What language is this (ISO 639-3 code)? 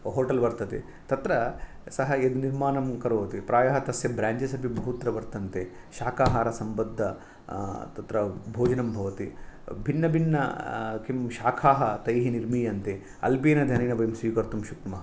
san